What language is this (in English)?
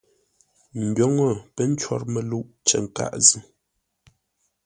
Ngombale